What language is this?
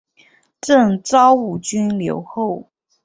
Chinese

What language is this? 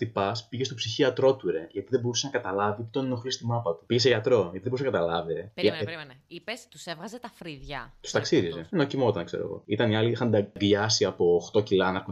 Greek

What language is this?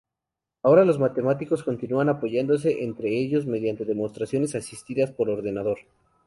Spanish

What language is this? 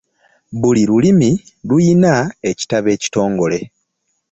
Ganda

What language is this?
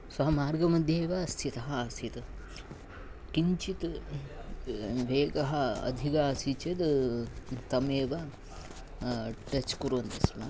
Sanskrit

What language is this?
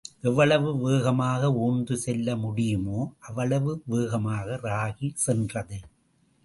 Tamil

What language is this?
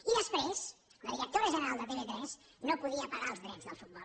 Catalan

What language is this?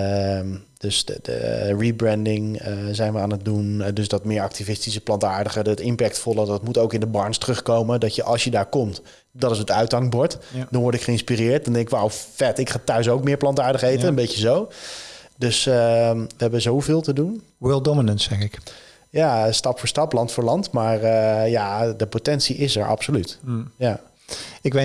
Dutch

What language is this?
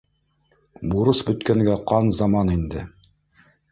Bashkir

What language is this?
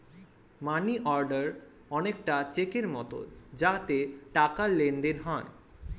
Bangla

